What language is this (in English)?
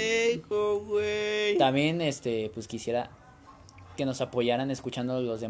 Spanish